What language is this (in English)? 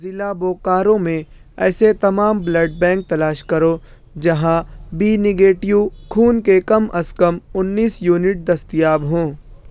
Urdu